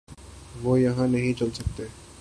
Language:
Urdu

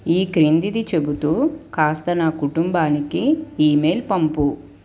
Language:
Telugu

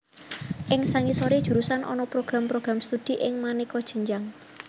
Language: Javanese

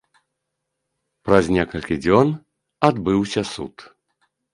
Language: Belarusian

